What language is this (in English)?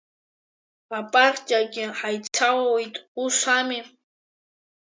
Abkhazian